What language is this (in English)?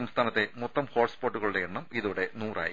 Malayalam